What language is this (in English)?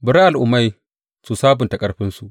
Hausa